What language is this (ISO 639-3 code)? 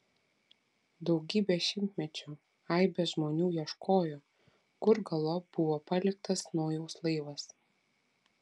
lit